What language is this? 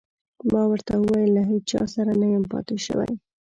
Pashto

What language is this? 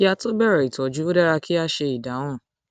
Yoruba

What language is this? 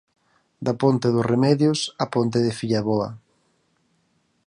Galician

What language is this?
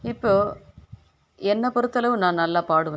Tamil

